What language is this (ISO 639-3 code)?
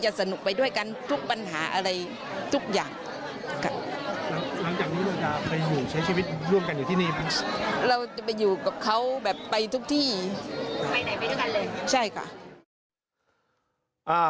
tha